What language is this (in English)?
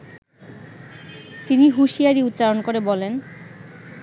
Bangla